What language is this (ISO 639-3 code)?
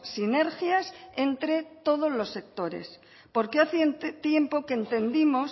spa